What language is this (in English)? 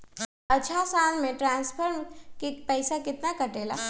Magahi